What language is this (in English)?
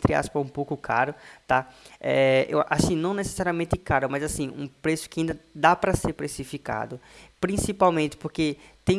Portuguese